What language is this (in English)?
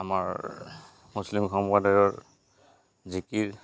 Assamese